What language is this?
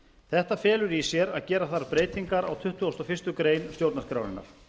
Icelandic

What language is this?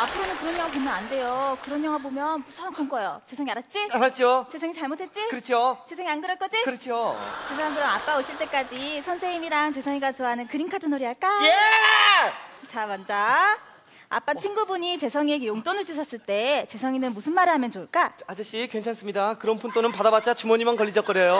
Korean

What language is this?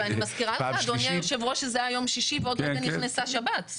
Hebrew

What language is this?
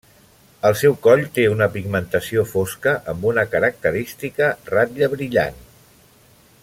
Catalan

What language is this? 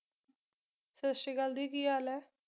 Punjabi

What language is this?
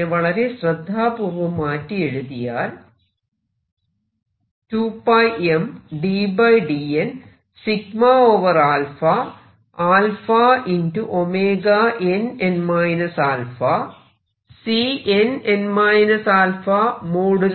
Malayalam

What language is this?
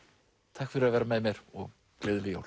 Icelandic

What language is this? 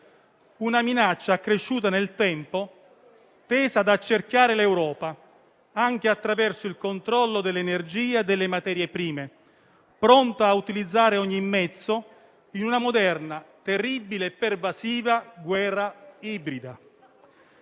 Italian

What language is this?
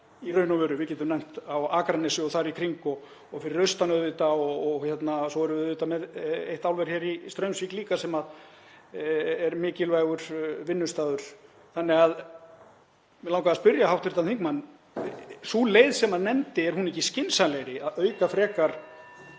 Icelandic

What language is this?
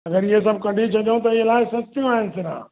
Sindhi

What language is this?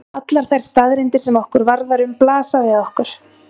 Icelandic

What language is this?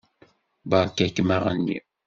Kabyle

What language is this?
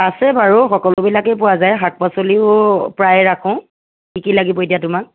Assamese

